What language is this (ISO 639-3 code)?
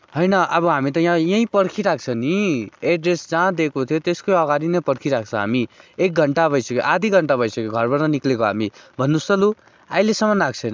nep